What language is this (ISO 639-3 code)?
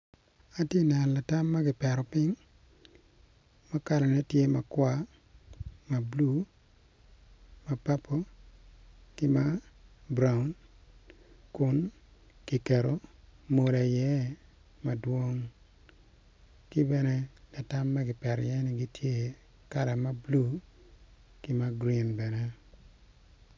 ach